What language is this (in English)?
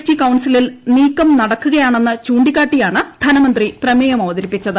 Malayalam